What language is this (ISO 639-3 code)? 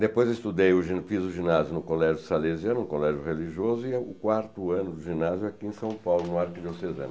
por